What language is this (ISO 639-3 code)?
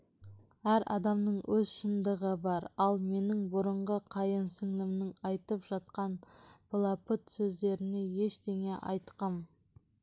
kaz